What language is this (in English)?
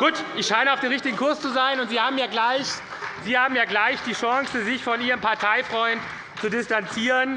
German